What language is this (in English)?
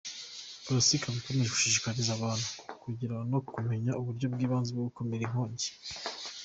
Kinyarwanda